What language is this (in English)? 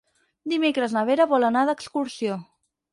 Catalan